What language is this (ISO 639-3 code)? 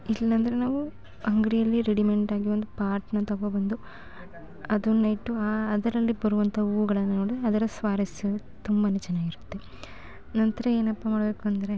kan